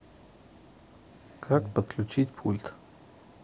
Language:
Russian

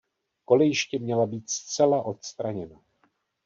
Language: Czech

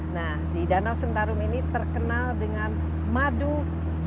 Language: Indonesian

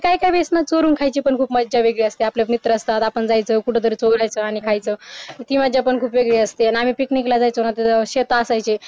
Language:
Marathi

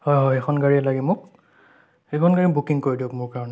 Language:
Assamese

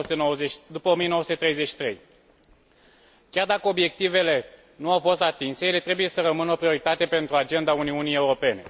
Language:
Romanian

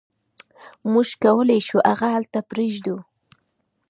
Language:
Pashto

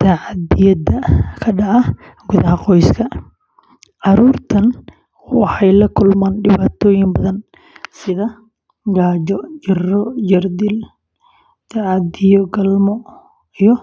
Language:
Somali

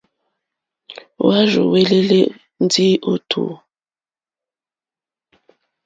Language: Mokpwe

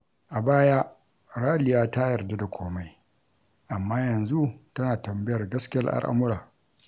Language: Hausa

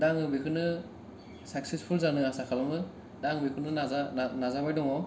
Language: Bodo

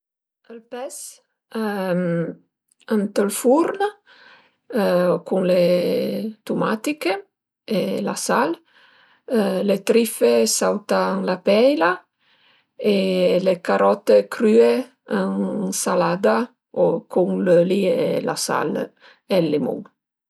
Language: Piedmontese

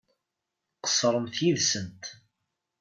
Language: Kabyle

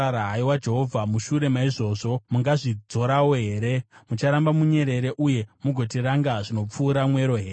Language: Shona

